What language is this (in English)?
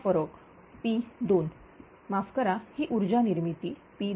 Marathi